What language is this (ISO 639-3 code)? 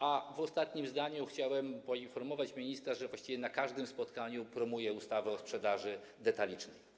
pol